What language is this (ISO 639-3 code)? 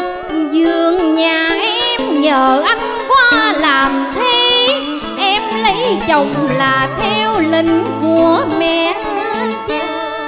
vie